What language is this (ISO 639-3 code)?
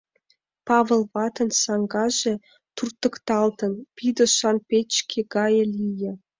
chm